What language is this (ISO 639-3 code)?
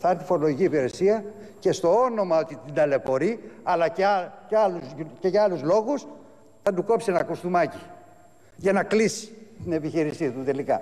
ell